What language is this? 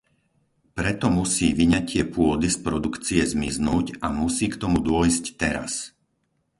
Slovak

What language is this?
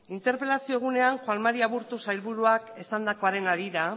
Basque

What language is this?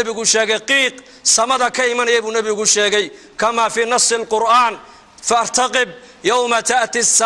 Arabic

